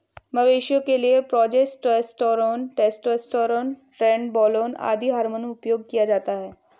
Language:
Hindi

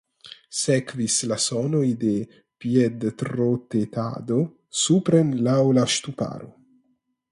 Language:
Esperanto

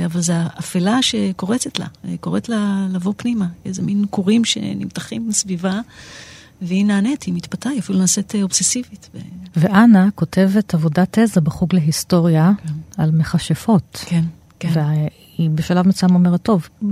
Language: Hebrew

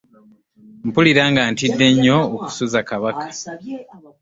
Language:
Ganda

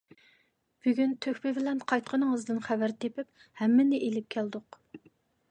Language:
Uyghur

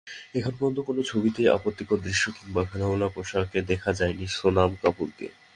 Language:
Bangla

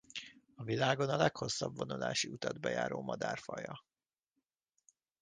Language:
Hungarian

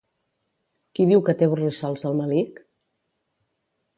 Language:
Catalan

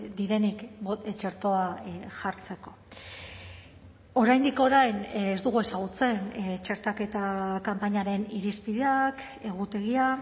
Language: Basque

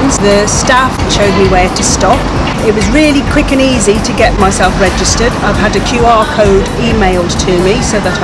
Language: English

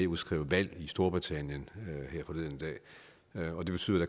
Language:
Danish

